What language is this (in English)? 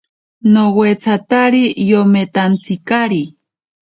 Ashéninka Perené